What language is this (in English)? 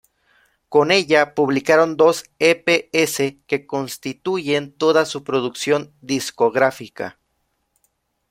Spanish